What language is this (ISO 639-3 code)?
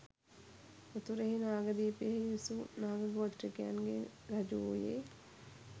sin